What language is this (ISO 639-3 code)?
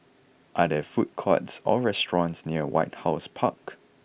eng